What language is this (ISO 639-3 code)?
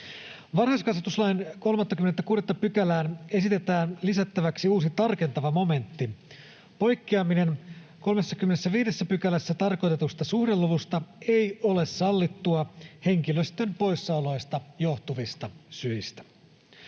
fin